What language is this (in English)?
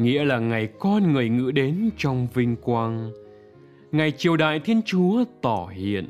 Vietnamese